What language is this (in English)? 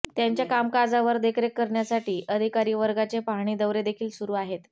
Marathi